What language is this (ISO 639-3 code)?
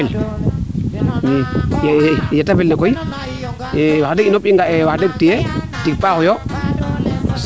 srr